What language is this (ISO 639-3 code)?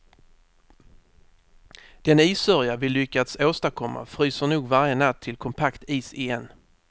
swe